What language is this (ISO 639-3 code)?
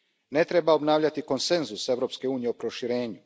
hrv